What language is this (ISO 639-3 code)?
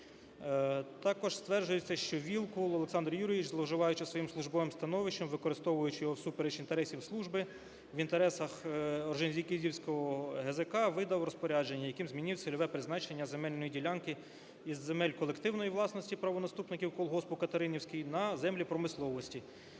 ukr